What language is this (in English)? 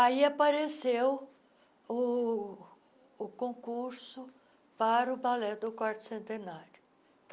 Portuguese